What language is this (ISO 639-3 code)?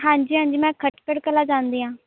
pan